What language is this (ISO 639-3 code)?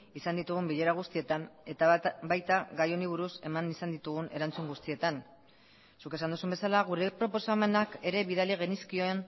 eus